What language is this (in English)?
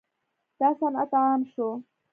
Pashto